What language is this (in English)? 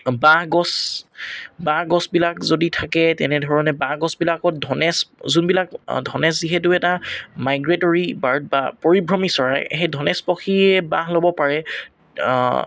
Assamese